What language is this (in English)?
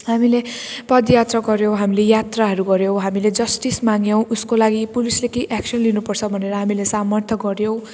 Nepali